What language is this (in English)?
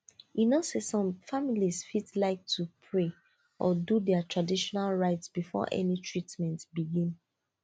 Nigerian Pidgin